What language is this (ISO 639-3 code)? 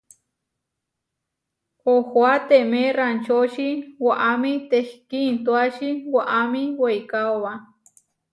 var